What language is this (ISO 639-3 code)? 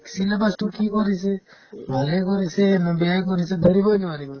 asm